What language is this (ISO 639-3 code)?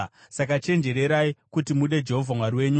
sna